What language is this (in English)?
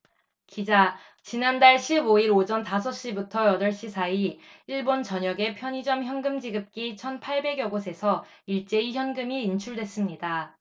Korean